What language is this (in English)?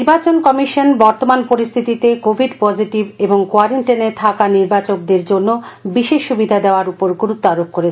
Bangla